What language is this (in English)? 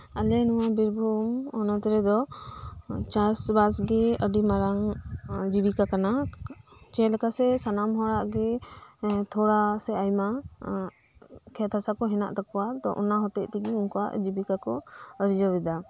Santali